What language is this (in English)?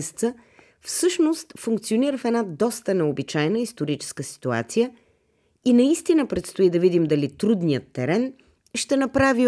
Bulgarian